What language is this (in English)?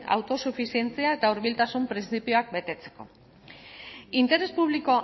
Basque